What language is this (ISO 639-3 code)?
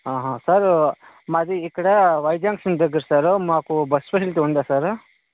tel